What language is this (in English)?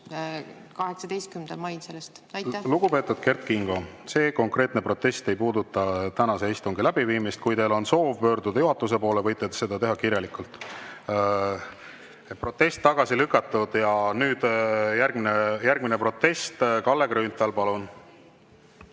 Estonian